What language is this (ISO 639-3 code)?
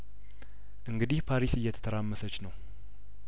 amh